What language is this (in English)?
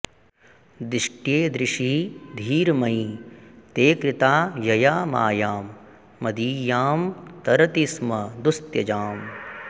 Sanskrit